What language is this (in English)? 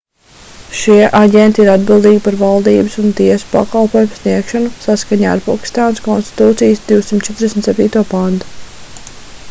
Latvian